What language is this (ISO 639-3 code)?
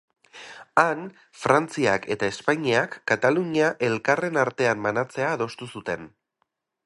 eus